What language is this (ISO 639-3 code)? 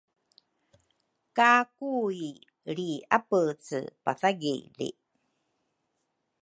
dru